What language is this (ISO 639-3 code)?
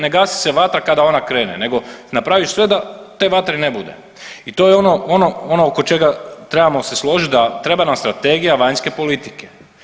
hrv